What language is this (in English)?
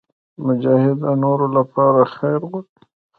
Pashto